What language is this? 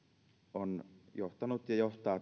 Finnish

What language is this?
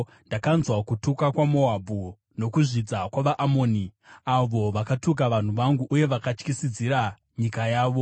Shona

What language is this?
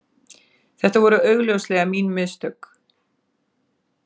Icelandic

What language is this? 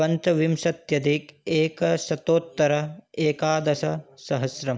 Sanskrit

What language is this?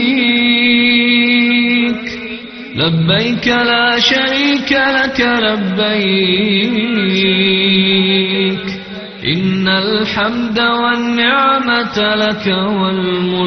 Arabic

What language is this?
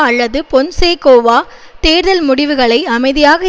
Tamil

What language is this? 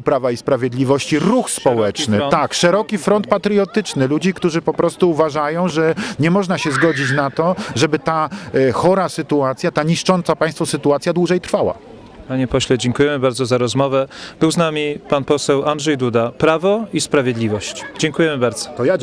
Polish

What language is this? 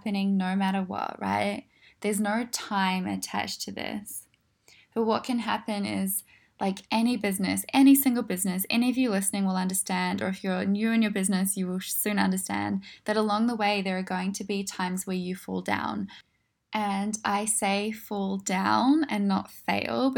English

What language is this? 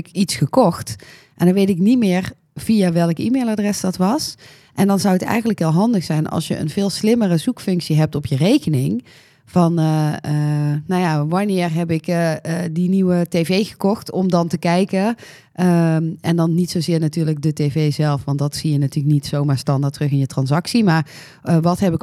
Dutch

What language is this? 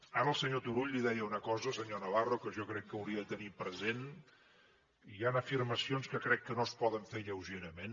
Catalan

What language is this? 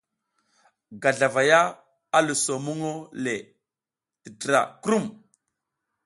South Giziga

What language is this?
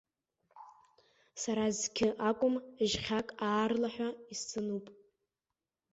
Abkhazian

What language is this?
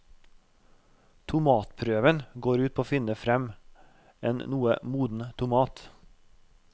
Norwegian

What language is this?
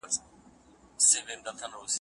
Pashto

